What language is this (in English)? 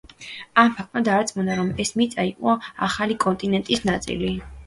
Georgian